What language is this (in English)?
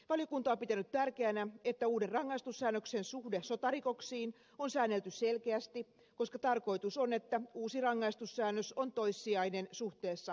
Finnish